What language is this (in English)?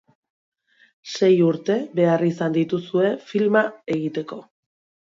Basque